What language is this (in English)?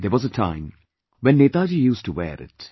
English